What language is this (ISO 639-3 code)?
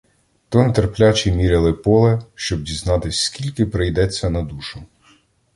ukr